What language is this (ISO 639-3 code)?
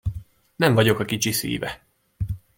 hun